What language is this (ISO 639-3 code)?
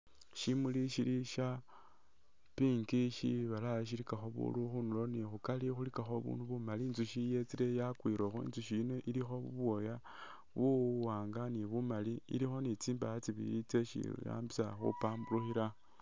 myx